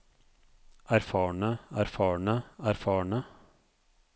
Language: Norwegian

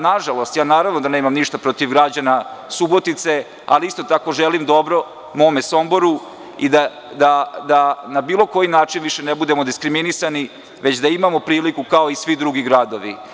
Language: Serbian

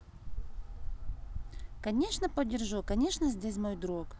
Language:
Russian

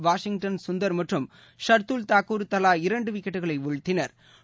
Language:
Tamil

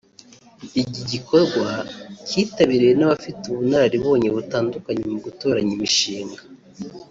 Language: Kinyarwanda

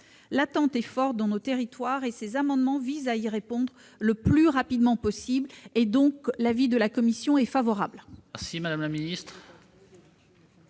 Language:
French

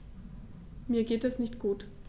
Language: German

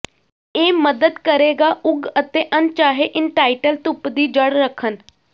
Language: Punjabi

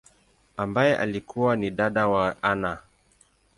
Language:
Swahili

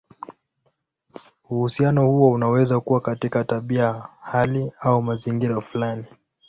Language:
Swahili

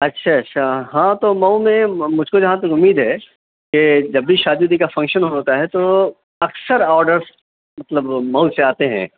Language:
Urdu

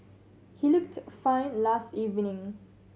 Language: English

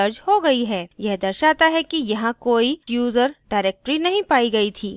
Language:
Hindi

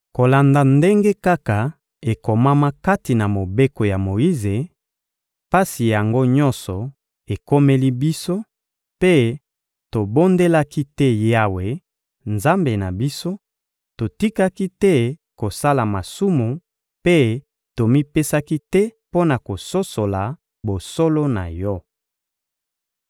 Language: Lingala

